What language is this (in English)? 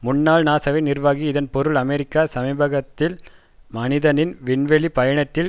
Tamil